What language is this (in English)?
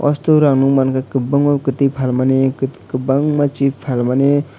Kok Borok